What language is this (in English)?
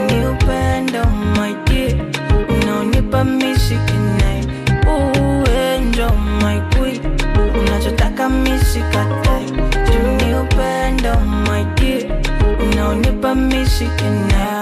Swahili